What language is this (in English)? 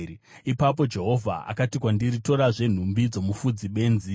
Shona